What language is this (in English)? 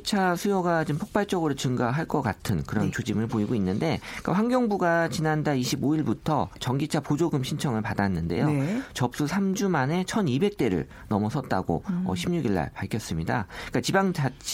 Korean